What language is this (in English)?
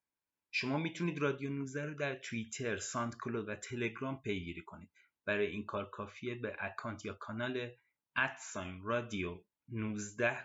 Persian